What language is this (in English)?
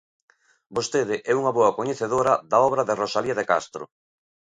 Galician